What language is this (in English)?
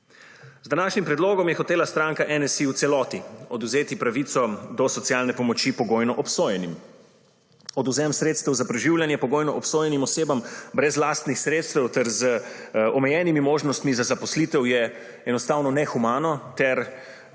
Slovenian